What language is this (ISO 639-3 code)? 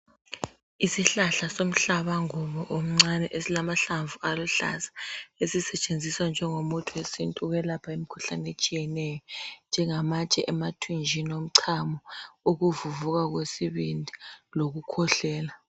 nde